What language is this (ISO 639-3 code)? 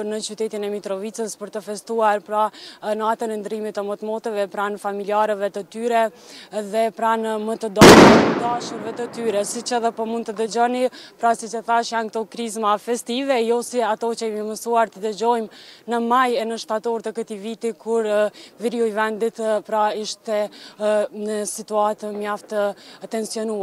ron